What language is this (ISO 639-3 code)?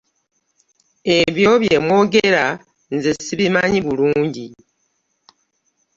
lug